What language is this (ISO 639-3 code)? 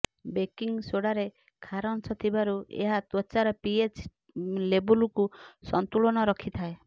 ori